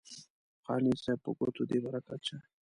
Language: Pashto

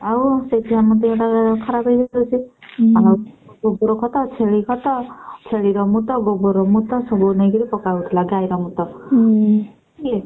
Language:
Odia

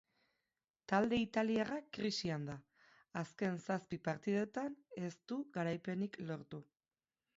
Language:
Basque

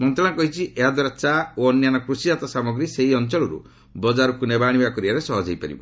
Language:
Odia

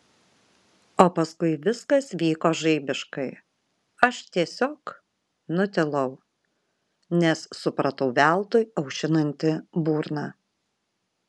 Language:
Lithuanian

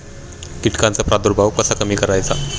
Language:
Marathi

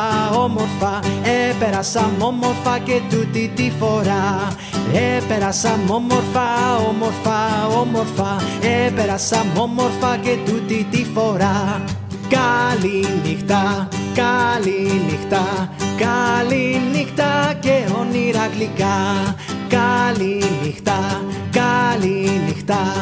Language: Greek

